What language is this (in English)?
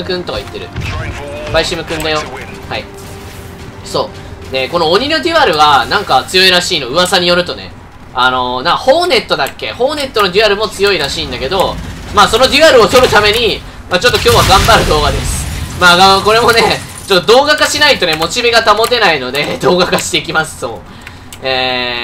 Japanese